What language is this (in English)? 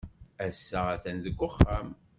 Kabyle